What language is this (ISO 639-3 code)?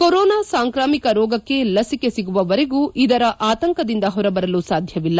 kan